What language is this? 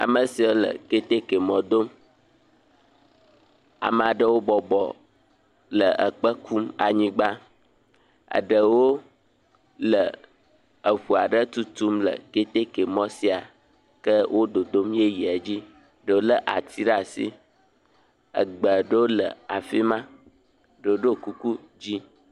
Ewe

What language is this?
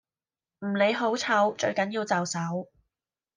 Cantonese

